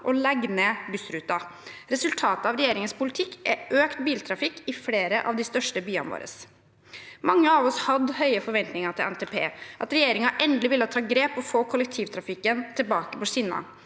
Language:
Norwegian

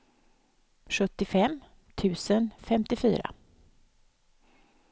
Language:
Swedish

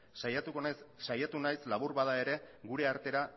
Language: Basque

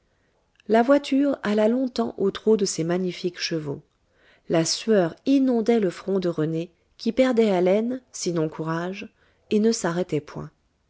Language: French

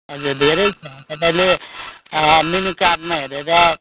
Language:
Nepali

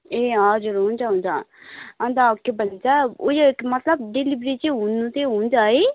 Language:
Nepali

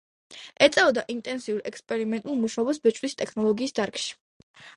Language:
Georgian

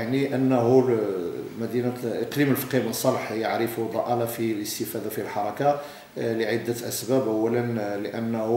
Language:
Arabic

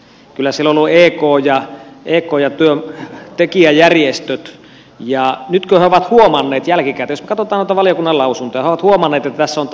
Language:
Finnish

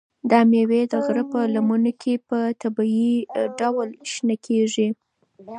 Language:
Pashto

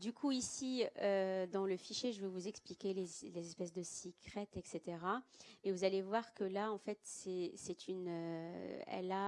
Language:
French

